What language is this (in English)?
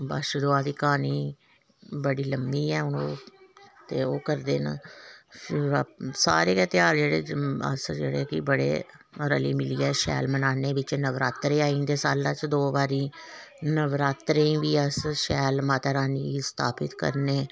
Dogri